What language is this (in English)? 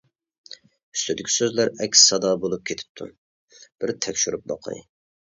Uyghur